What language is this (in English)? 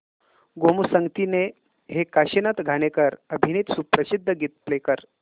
Marathi